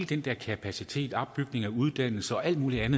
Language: Danish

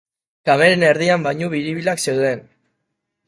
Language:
Basque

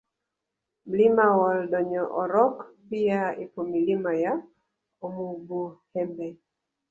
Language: Swahili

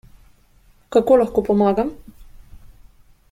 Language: Slovenian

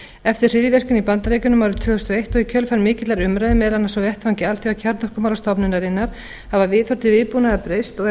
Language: Icelandic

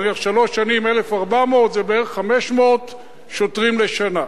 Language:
Hebrew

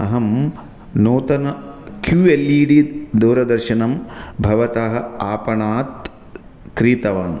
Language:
Sanskrit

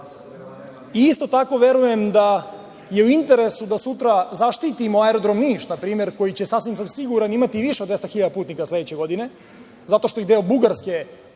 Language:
Serbian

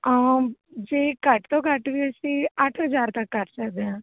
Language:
Punjabi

